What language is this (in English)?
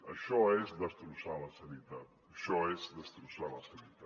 Catalan